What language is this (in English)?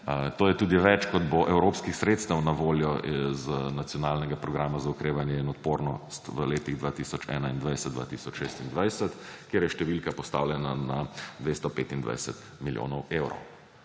Slovenian